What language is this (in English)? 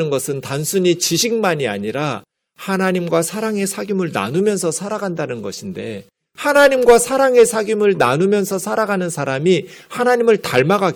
Korean